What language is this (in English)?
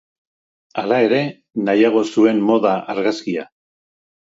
Basque